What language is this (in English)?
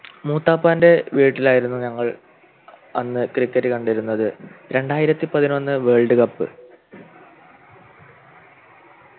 Malayalam